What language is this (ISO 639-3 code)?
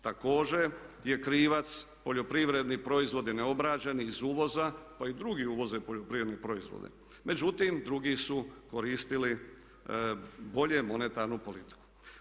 hrv